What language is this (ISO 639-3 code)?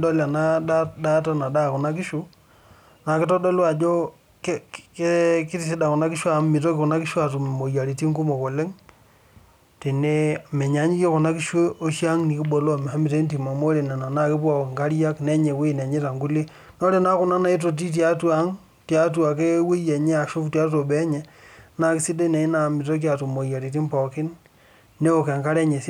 mas